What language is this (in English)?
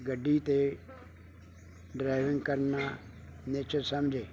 Punjabi